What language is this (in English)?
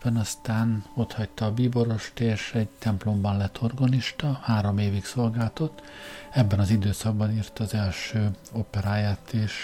Hungarian